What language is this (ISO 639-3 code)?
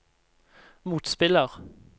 nor